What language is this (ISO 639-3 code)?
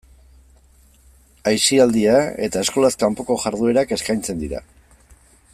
eus